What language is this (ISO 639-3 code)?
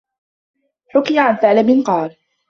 ara